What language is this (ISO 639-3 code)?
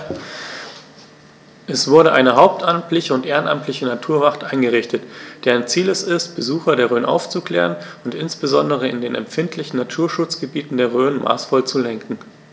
deu